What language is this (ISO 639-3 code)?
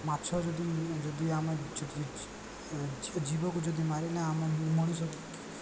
ori